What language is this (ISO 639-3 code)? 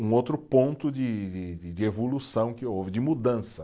por